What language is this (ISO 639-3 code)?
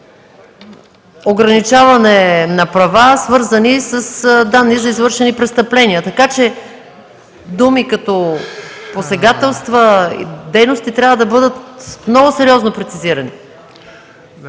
bul